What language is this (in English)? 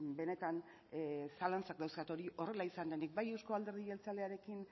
Basque